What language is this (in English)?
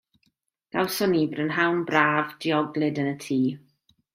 Welsh